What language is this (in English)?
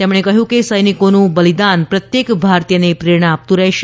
Gujarati